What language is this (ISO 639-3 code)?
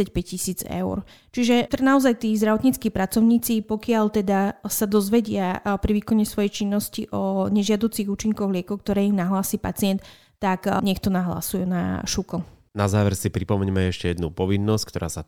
slk